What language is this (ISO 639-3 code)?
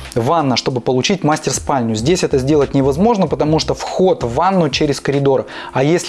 rus